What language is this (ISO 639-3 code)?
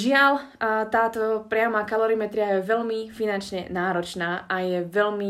slk